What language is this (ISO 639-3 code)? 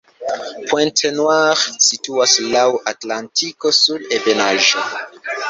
epo